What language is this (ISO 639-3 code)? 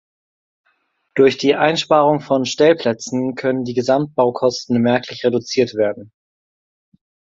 deu